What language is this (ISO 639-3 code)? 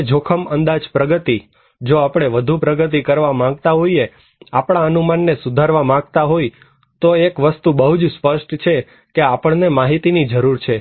guj